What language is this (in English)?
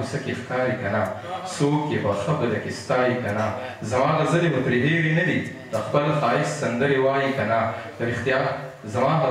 Romanian